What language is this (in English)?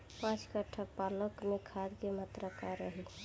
Bhojpuri